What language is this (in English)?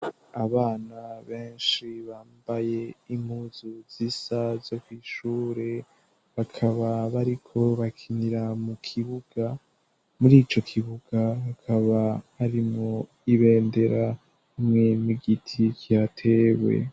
Rundi